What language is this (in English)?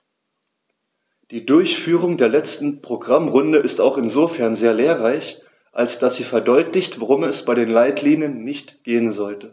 German